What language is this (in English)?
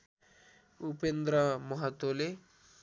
Nepali